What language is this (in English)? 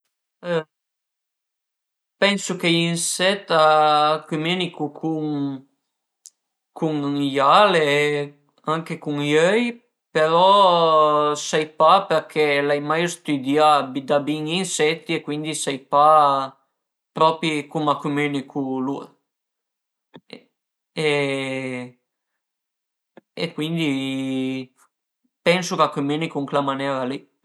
Piedmontese